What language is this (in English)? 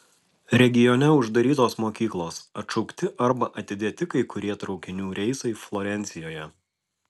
Lithuanian